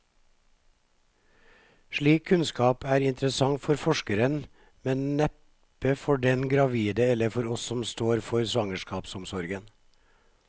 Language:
Norwegian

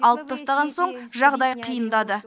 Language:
Kazakh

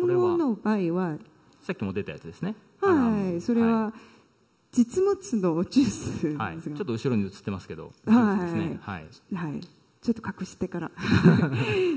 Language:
Japanese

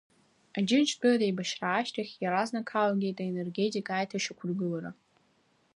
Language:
Abkhazian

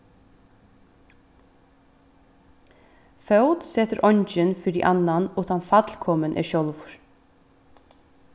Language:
Faroese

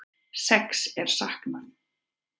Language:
Icelandic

